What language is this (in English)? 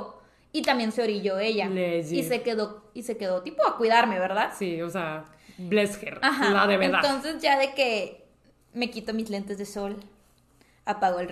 Spanish